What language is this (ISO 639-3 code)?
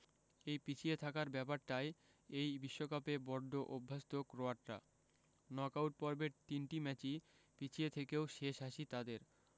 ben